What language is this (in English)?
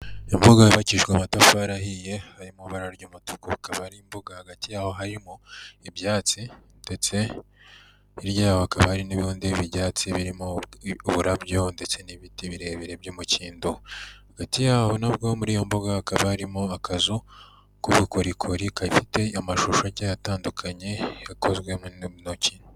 Kinyarwanda